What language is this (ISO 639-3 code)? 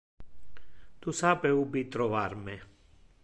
ina